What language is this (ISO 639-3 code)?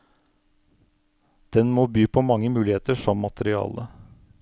nor